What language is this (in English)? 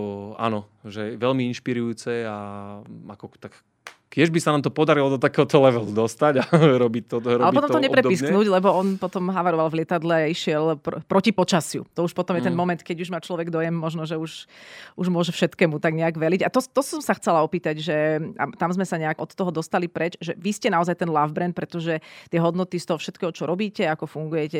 Slovak